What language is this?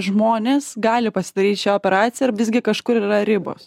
Lithuanian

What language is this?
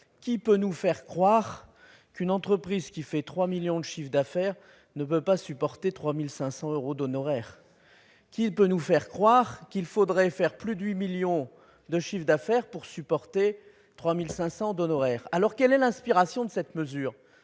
French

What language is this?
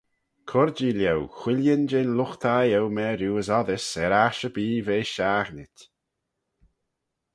Manx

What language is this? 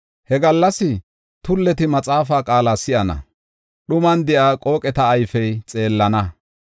Gofa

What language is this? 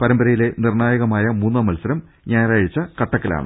Malayalam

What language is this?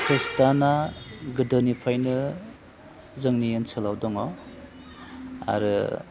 Bodo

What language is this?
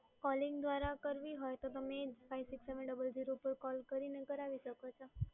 Gujarati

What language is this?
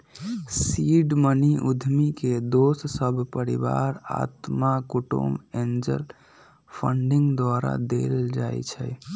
Magahi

